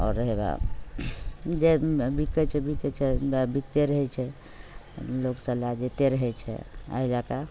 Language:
Maithili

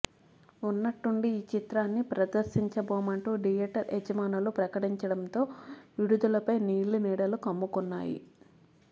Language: Telugu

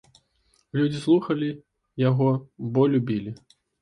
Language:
Belarusian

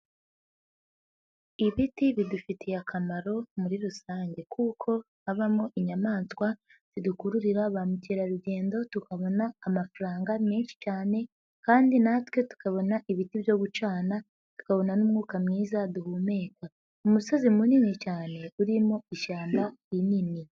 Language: Kinyarwanda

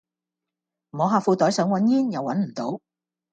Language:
Cantonese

